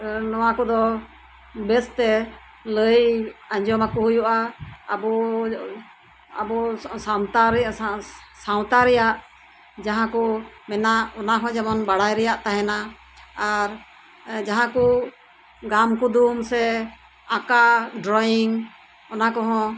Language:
Santali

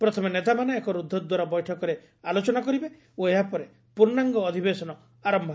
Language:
Odia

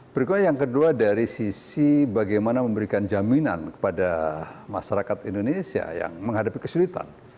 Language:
Indonesian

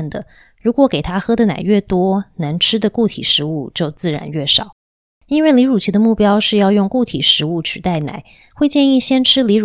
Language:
Chinese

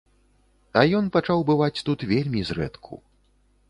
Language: Belarusian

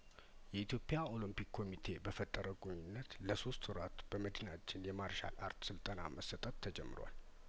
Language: Amharic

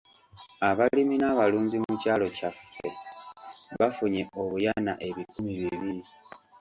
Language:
Ganda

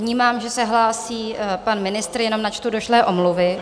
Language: Czech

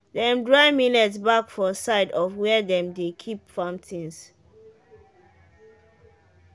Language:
Nigerian Pidgin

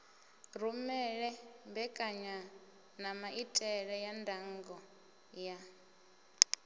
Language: Venda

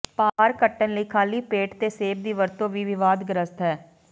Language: Punjabi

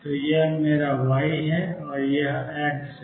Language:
Hindi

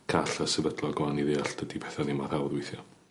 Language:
Welsh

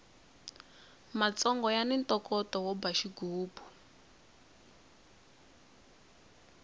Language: Tsonga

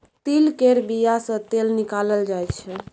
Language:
Maithili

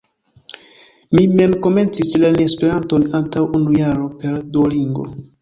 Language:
Esperanto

